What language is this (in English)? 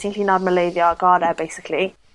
Welsh